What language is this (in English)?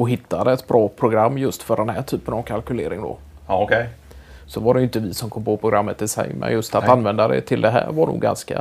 Swedish